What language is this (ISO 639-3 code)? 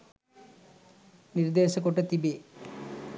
sin